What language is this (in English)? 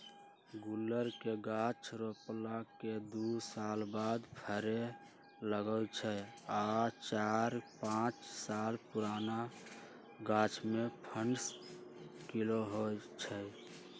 Magahi